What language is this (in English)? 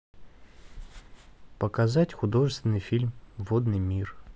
Russian